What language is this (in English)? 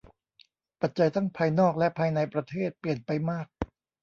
Thai